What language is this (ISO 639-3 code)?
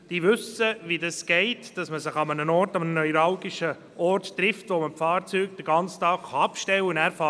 gsw